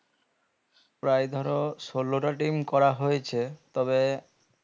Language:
Bangla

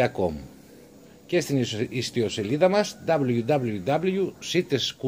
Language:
Greek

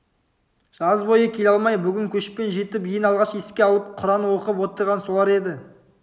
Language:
Kazakh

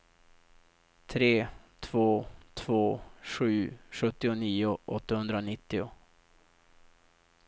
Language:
Swedish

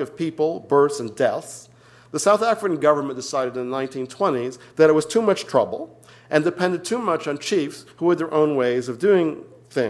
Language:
English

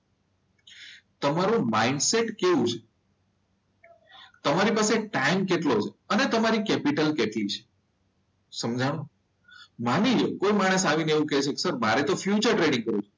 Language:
Gujarati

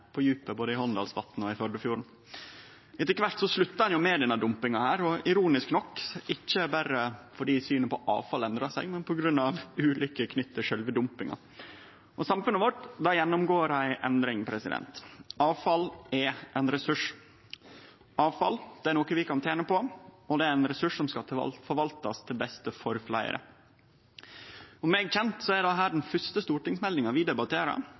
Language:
Norwegian Nynorsk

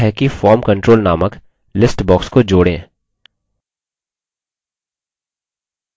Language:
Hindi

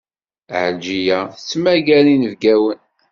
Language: Kabyle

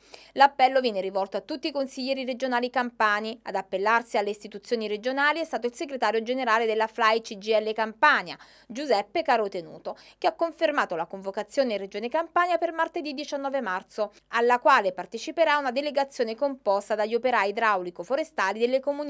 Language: Italian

